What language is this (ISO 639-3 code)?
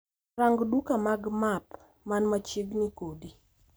luo